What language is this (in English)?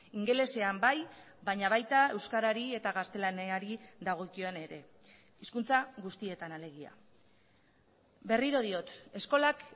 Basque